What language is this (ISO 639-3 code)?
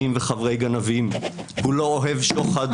heb